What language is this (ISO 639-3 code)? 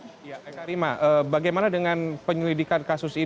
ind